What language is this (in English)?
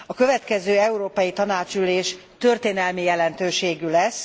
Hungarian